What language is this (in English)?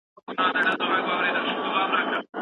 Pashto